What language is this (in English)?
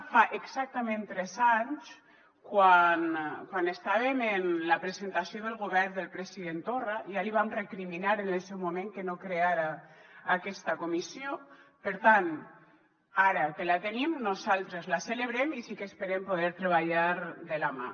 Catalan